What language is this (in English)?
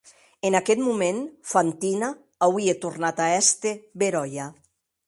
Occitan